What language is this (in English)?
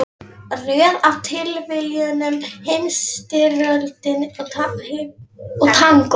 Icelandic